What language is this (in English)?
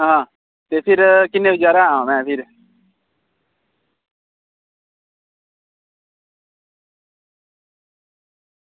Dogri